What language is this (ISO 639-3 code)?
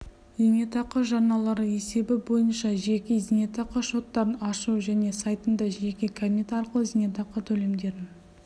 kaz